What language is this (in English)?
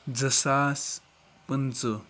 Kashmiri